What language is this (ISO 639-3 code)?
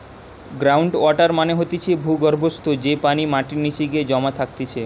ben